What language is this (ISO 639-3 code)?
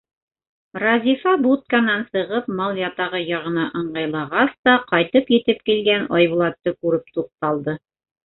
bak